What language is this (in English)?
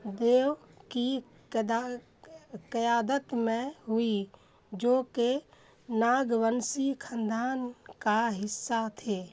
Urdu